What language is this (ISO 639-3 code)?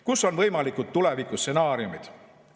est